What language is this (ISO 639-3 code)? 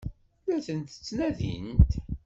kab